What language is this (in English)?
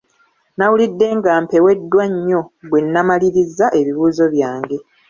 Ganda